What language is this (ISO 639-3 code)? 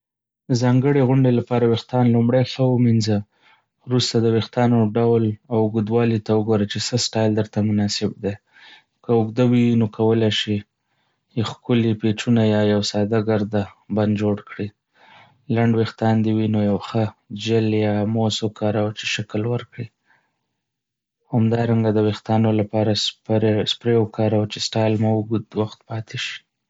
pus